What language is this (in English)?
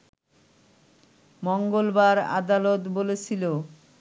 Bangla